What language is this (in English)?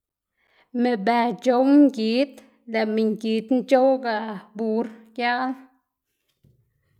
Xanaguía Zapotec